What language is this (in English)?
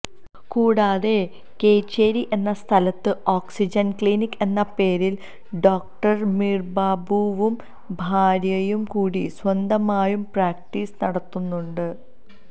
Malayalam